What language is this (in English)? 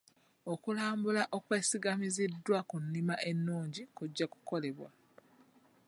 Ganda